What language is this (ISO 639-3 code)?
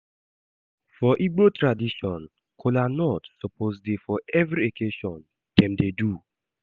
pcm